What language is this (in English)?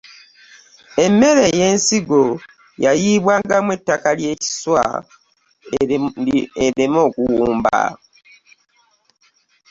Ganda